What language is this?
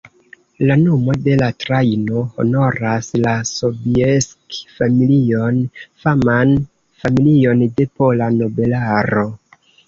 Esperanto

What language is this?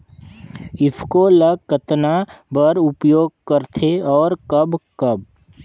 Chhattisgarhi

